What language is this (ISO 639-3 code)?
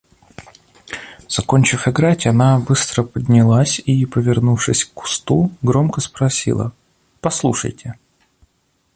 rus